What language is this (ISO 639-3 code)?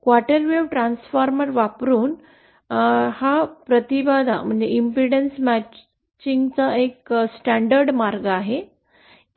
mar